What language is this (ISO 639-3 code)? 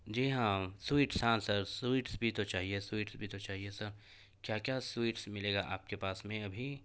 urd